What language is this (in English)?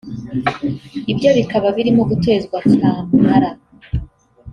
Kinyarwanda